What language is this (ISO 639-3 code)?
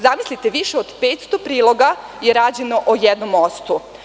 srp